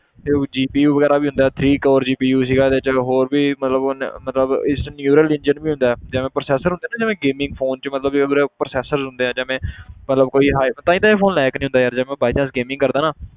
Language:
Punjabi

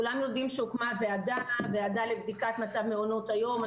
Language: Hebrew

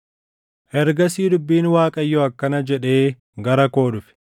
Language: Oromo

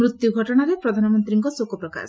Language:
Odia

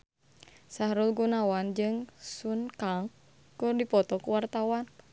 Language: Sundanese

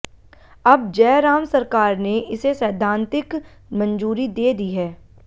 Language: Hindi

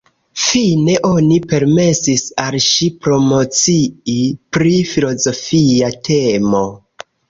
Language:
Esperanto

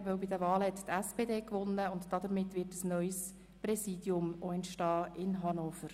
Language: Swiss German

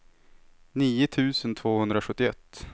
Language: Swedish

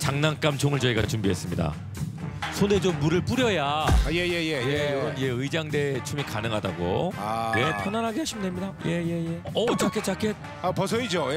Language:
Korean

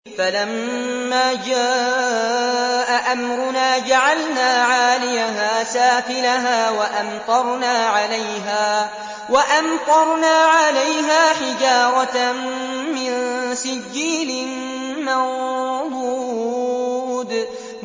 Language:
Arabic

